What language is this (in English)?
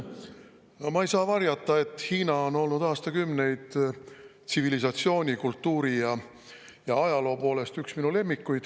Estonian